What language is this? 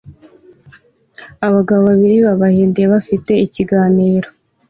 Kinyarwanda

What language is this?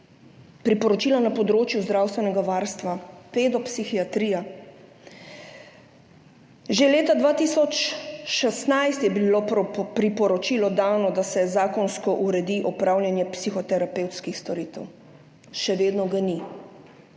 Slovenian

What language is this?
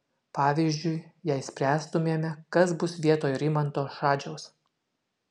Lithuanian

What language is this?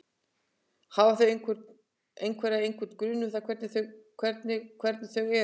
Icelandic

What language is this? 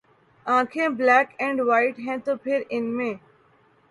Urdu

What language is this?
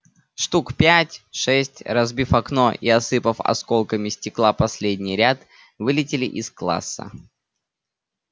Russian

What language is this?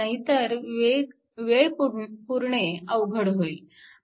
Marathi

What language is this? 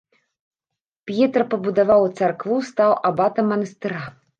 Belarusian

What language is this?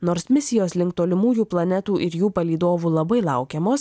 Lithuanian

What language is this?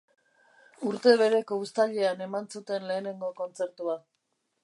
Basque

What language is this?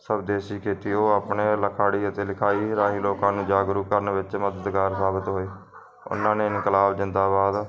Punjabi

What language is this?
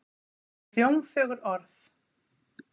Icelandic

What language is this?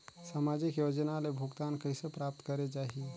Chhattisgarhi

